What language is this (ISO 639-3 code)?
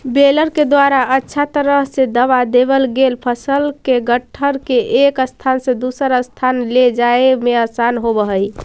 mag